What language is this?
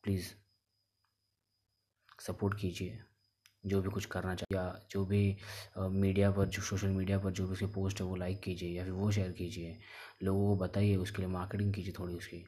Hindi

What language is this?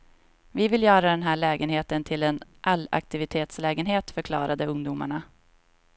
Swedish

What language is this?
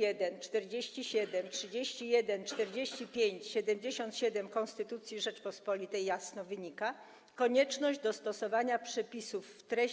Polish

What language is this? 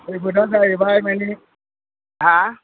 Bodo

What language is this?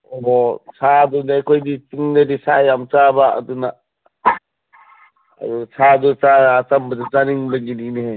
Manipuri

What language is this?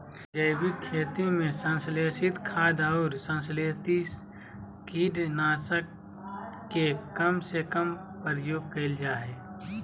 Magahi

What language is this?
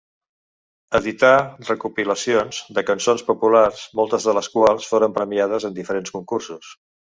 Catalan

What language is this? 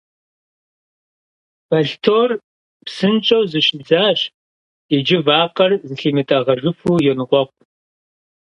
Kabardian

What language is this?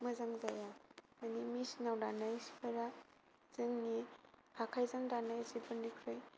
Bodo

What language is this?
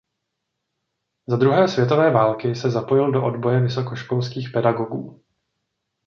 Czech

